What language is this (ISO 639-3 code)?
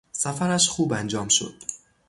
fas